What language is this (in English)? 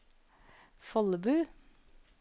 Norwegian